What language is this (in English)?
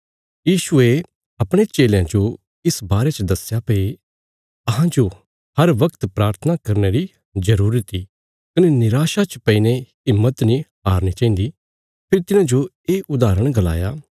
Bilaspuri